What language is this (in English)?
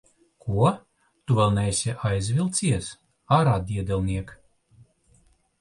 Latvian